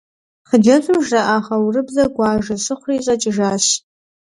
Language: Kabardian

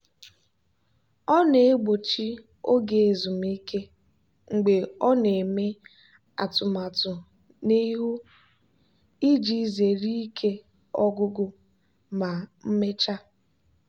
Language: Igbo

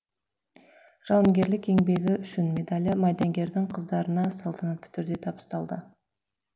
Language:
Kazakh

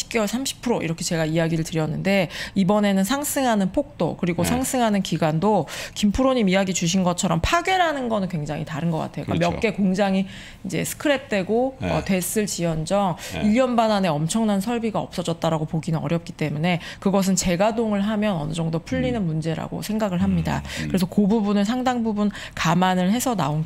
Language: Korean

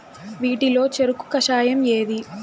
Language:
Telugu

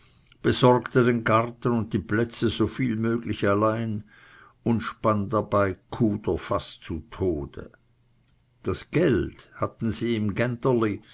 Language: German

